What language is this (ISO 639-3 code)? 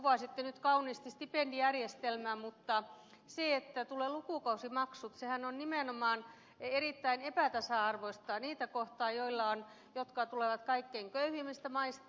fin